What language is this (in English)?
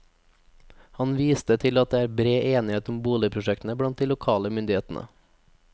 Norwegian